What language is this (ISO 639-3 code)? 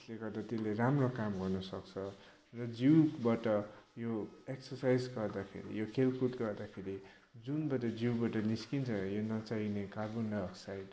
nep